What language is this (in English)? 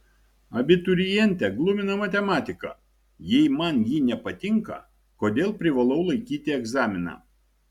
Lithuanian